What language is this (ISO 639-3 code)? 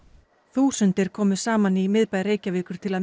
isl